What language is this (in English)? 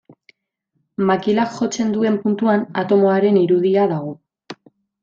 Basque